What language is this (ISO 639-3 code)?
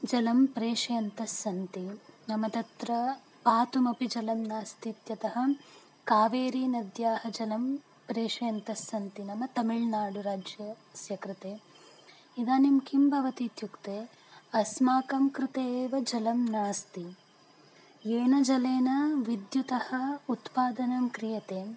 san